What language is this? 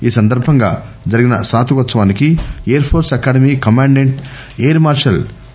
Telugu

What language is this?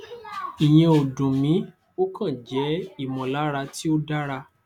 Yoruba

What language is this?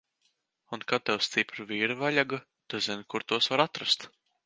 Latvian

